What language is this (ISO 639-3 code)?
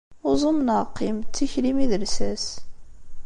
kab